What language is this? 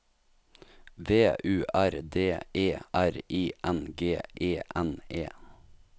Norwegian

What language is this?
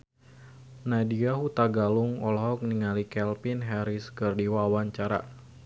Sundanese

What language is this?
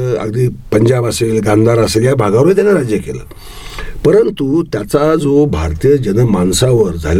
Marathi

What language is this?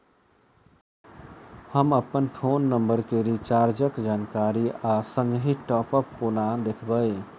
Maithili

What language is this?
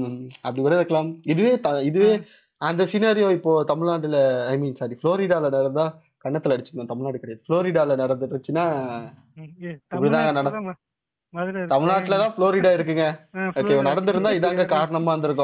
Tamil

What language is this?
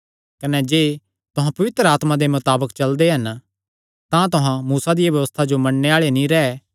Kangri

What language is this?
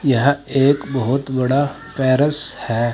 Hindi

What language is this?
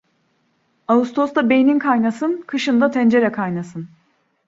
Turkish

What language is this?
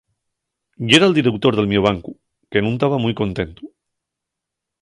Asturian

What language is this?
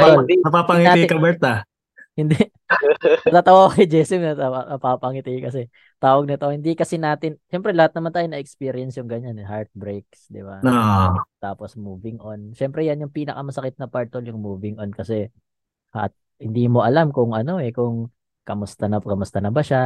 Filipino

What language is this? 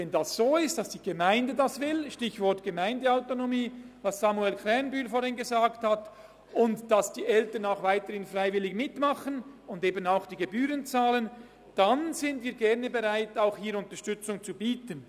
Swiss German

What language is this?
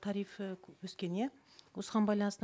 Kazakh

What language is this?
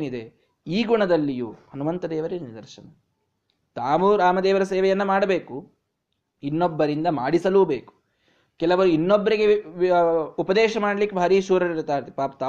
Kannada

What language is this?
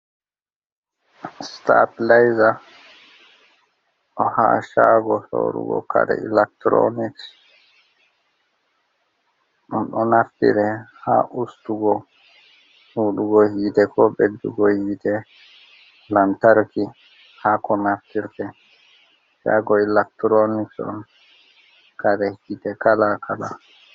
Fula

